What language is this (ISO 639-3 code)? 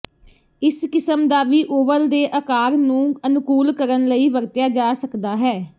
pan